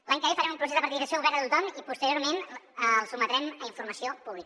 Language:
Catalan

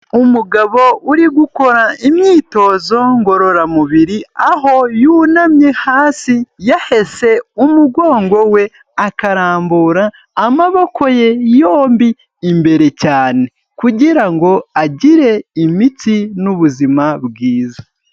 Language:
Kinyarwanda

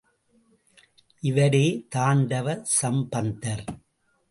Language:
Tamil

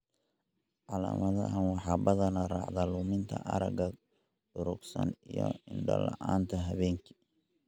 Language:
Somali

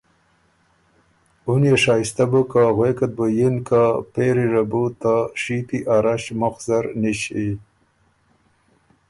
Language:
Ormuri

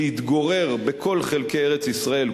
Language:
Hebrew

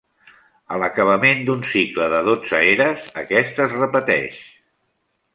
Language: Catalan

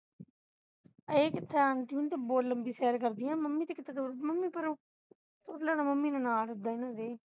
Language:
Punjabi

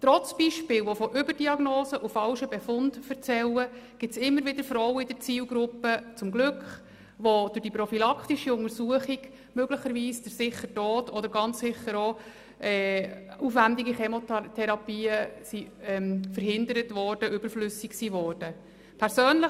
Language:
Swiss German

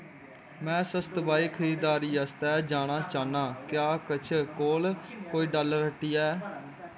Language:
Dogri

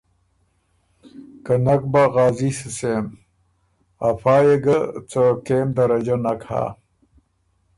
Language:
Ormuri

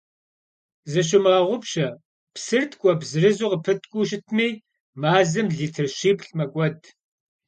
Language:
Kabardian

